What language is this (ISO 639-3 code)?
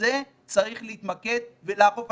heb